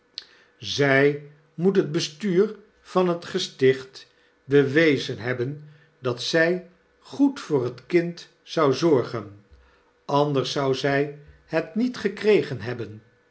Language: Dutch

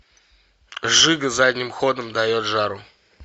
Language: Russian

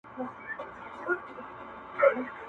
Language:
Pashto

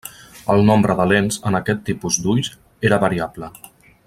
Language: Catalan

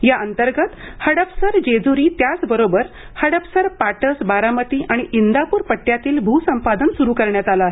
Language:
Marathi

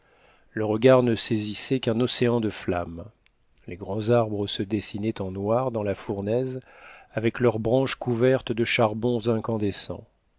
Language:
French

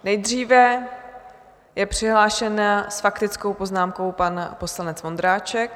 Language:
Czech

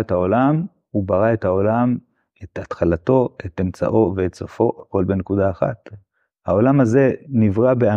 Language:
Hebrew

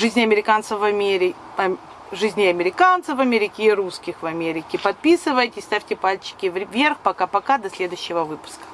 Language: Russian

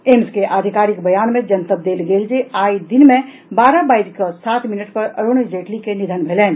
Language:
Maithili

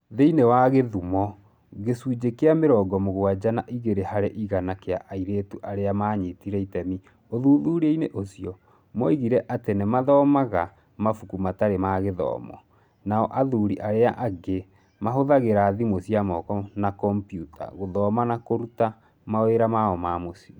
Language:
Kikuyu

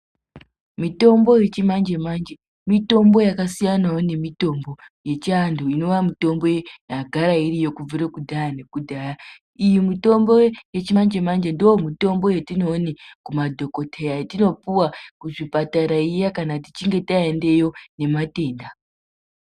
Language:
Ndau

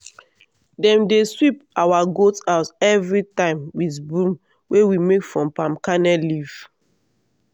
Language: Nigerian Pidgin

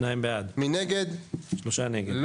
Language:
Hebrew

